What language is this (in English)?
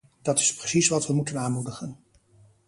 Dutch